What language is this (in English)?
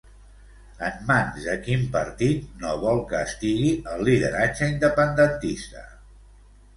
Catalan